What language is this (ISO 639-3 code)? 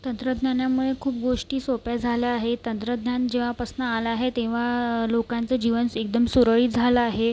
mar